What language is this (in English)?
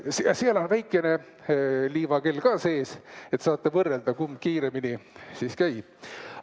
Estonian